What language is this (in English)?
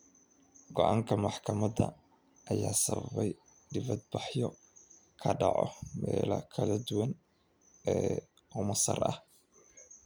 Somali